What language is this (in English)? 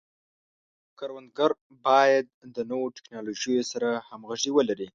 Pashto